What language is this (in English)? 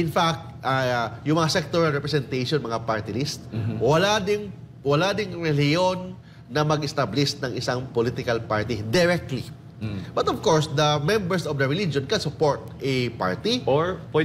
Filipino